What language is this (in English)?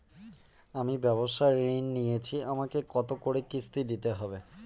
Bangla